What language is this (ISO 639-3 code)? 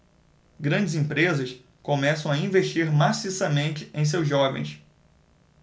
por